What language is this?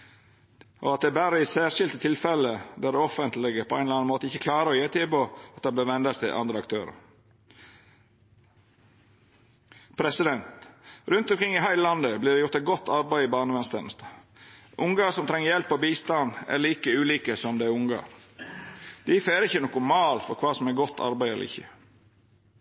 Norwegian Nynorsk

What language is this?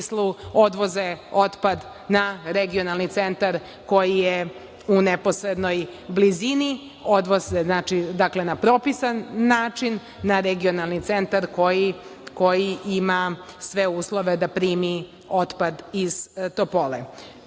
Serbian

